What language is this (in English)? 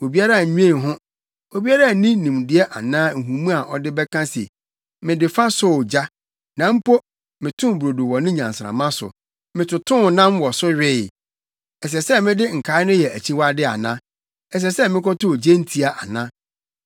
Akan